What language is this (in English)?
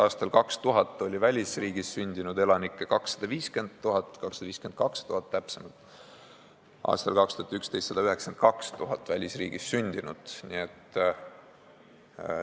Estonian